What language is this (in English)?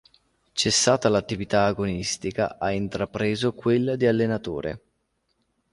Italian